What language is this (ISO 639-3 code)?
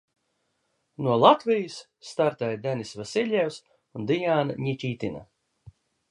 lav